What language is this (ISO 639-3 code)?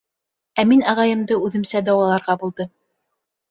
bak